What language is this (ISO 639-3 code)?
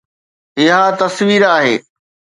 snd